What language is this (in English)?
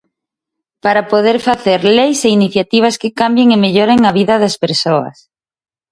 Galician